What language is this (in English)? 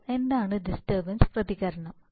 Malayalam